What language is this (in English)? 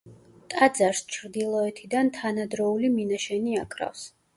Georgian